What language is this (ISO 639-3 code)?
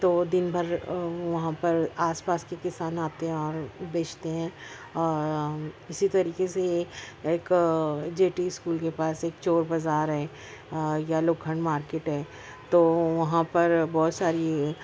urd